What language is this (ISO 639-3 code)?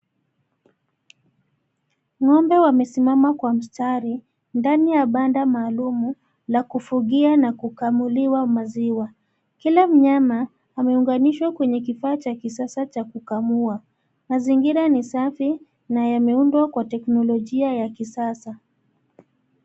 swa